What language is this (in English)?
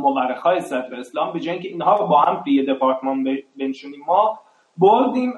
Persian